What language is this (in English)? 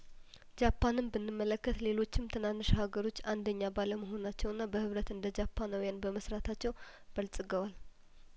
Amharic